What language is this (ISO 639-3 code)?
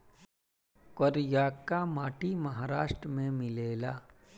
bho